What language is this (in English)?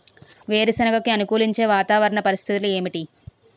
Telugu